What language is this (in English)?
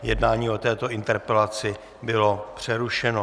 Czech